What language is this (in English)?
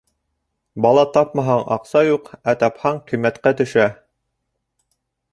Bashkir